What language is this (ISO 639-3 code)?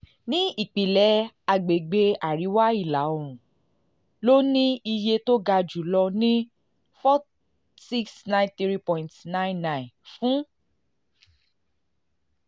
yor